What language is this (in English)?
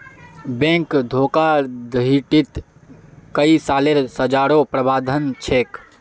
Magahi